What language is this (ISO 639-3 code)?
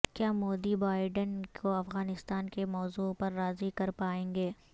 urd